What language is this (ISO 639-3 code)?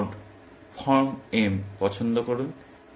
ben